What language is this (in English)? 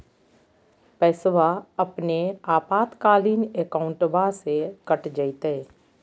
Magahi